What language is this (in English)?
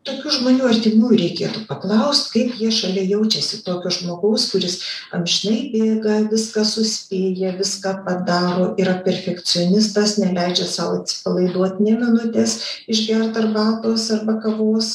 Lithuanian